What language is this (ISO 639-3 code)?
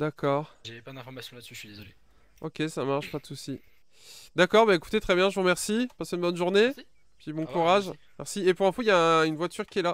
fra